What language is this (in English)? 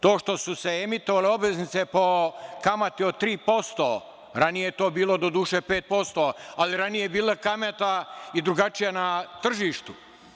Serbian